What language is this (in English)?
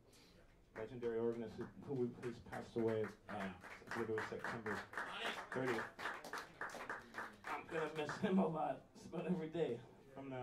English